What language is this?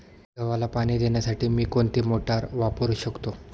Marathi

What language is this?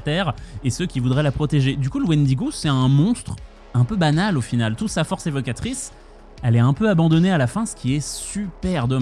French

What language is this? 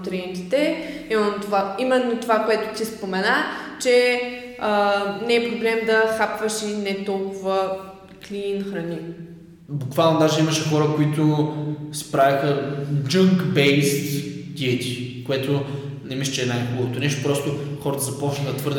Bulgarian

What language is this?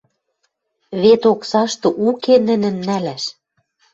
Western Mari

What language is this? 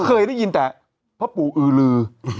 Thai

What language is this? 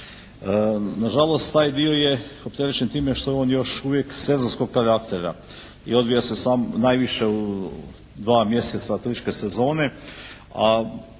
Croatian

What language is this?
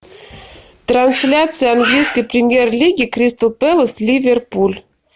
Russian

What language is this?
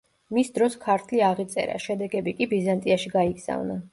Georgian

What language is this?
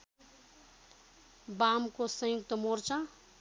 Nepali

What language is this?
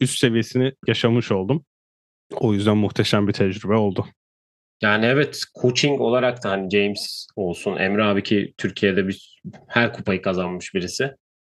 Turkish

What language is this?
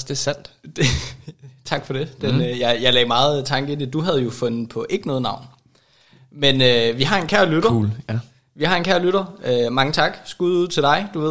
Danish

